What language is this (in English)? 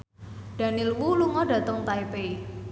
Javanese